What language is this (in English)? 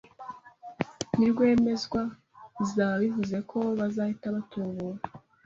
Kinyarwanda